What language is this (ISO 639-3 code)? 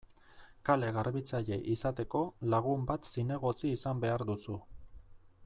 eus